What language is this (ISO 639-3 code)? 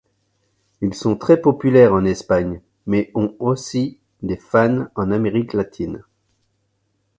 fra